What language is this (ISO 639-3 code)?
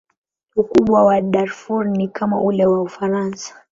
swa